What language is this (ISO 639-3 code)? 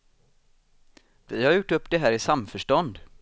swe